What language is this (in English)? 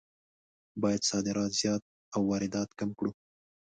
Pashto